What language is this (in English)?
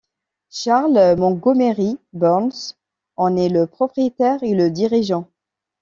French